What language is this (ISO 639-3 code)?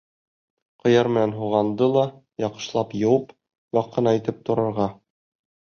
bak